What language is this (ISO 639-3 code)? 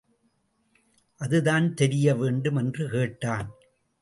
tam